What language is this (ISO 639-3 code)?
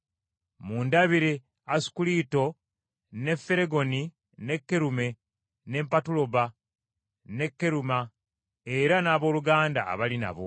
lug